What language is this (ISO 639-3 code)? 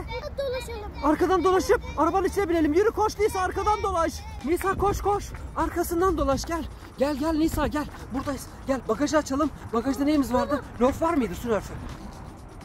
tur